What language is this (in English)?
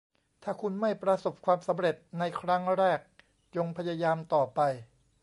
Thai